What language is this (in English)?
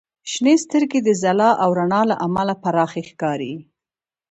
Pashto